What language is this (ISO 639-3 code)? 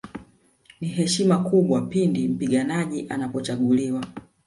swa